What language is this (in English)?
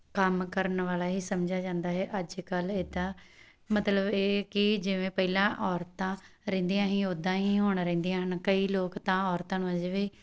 Punjabi